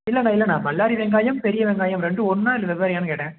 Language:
Tamil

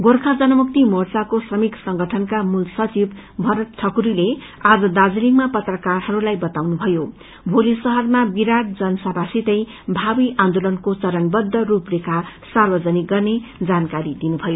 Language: Nepali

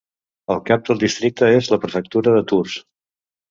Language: Catalan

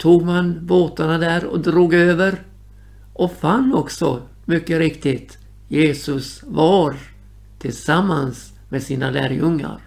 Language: Swedish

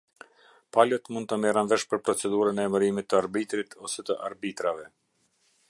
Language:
Albanian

